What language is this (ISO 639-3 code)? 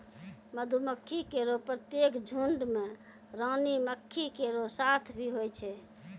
mai